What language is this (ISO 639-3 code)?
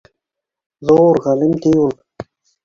bak